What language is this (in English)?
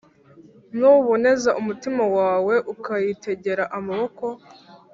Kinyarwanda